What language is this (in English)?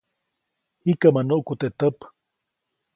Copainalá Zoque